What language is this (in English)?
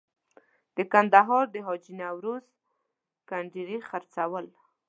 Pashto